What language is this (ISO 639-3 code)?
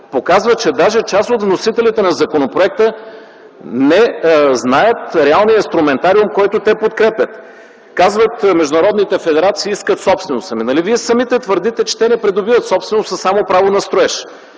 bul